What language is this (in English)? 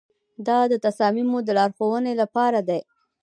Pashto